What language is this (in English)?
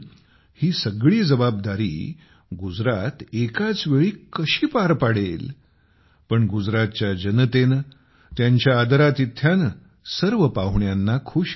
Marathi